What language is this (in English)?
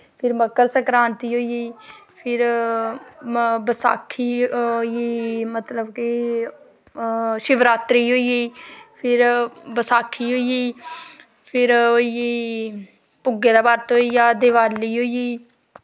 Dogri